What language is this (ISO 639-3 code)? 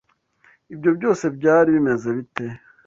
kin